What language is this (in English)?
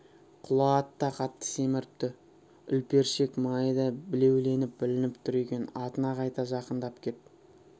Kazakh